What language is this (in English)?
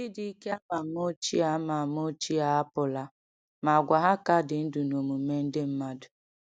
Igbo